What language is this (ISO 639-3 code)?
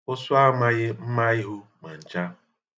ibo